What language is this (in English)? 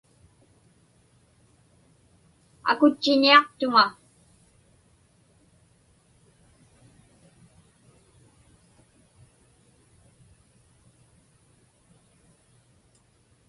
Inupiaq